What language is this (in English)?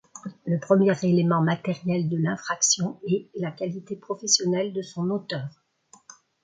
French